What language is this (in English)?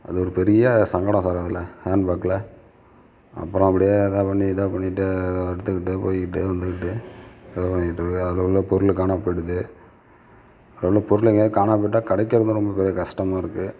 Tamil